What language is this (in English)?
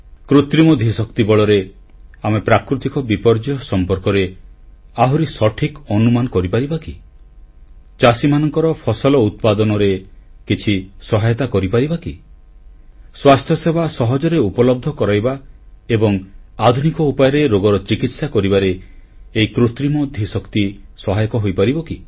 Odia